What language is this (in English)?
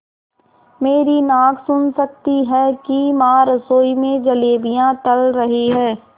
Hindi